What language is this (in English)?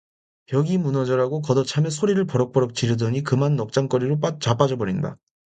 Korean